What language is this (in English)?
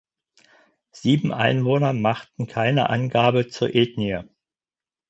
German